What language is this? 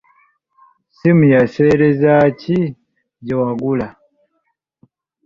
Ganda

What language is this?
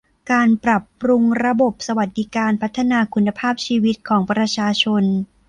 Thai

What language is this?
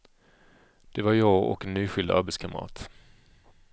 Swedish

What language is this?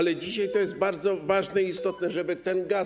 Polish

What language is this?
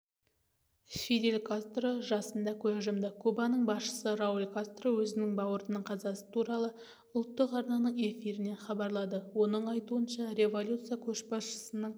Kazakh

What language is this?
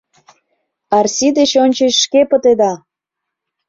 Mari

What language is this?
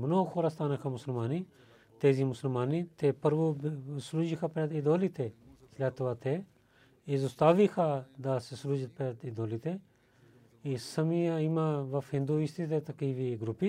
Bulgarian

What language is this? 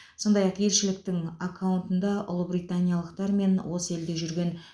Kazakh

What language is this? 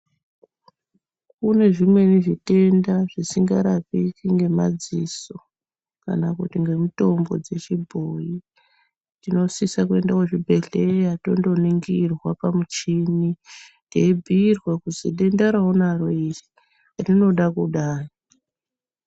Ndau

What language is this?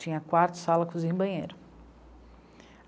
Portuguese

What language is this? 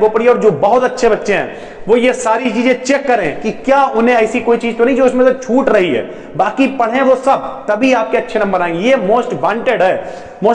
Hindi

